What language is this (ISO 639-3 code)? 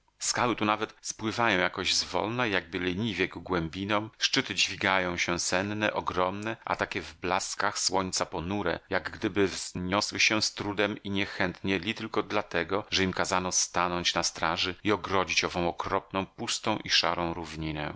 pol